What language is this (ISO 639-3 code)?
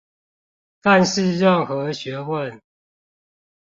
zho